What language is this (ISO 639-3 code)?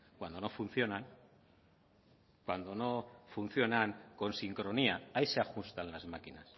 spa